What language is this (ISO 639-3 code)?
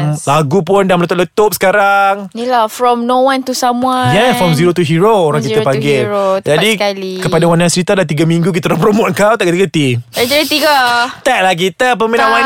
msa